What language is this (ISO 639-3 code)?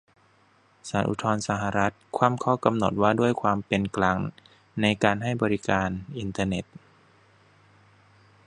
tha